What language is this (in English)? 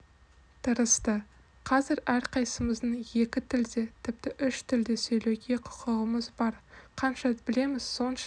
Kazakh